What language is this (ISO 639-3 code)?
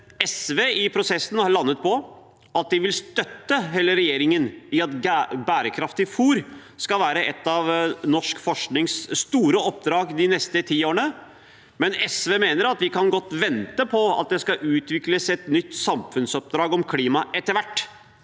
nor